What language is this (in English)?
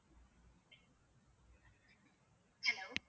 Tamil